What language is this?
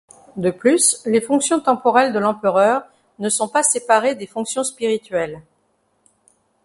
French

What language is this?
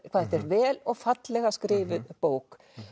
Icelandic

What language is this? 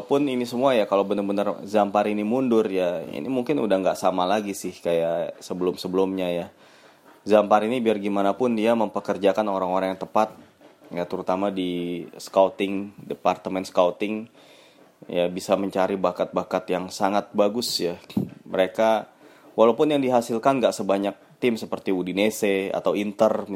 Indonesian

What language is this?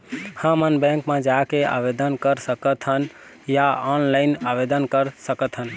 Chhattisgarhi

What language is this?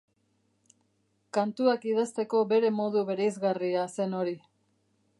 Basque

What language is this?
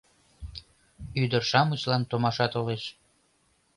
Mari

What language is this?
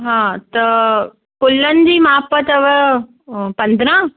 Sindhi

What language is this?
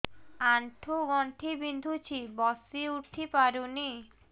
Odia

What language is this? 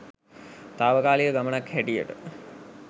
Sinhala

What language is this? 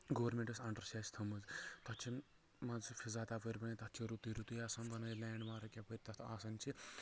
Kashmiri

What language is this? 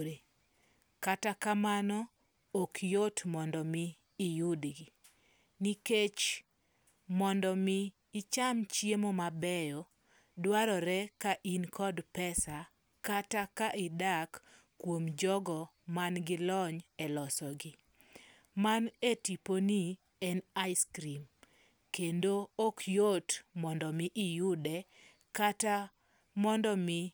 Luo (Kenya and Tanzania)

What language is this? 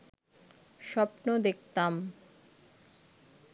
Bangla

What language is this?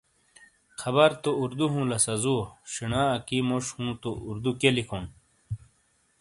Shina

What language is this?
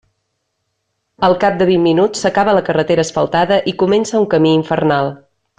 Catalan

